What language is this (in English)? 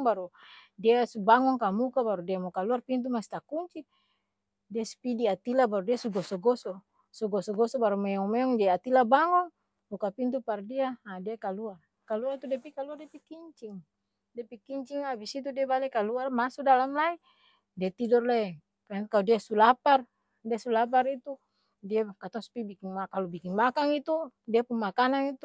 Ambonese Malay